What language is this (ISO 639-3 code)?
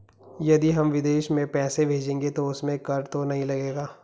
hin